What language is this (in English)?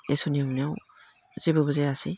Bodo